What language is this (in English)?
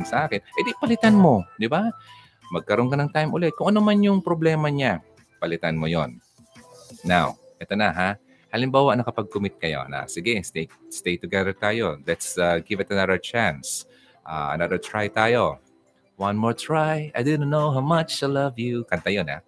Filipino